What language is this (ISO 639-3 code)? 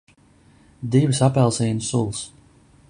lav